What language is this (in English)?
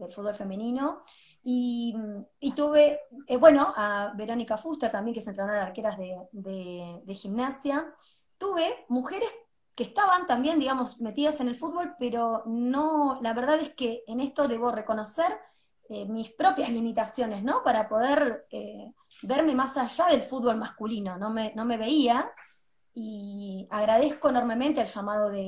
Spanish